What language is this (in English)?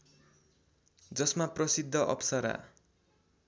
Nepali